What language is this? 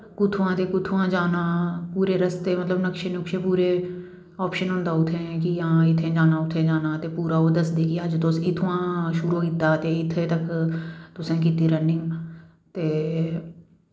Dogri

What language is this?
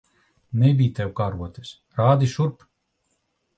Latvian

